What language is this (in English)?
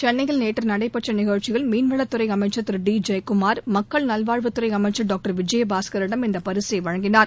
Tamil